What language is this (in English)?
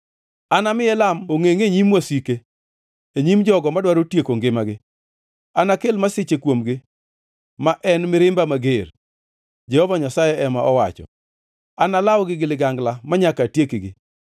Luo (Kenya and Tanzania)